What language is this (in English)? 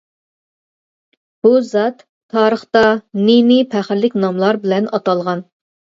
Uyghur